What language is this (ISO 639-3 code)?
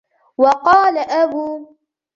ara